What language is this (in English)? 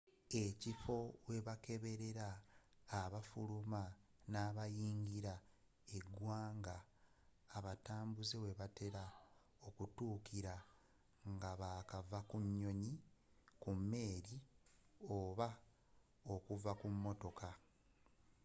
Ganda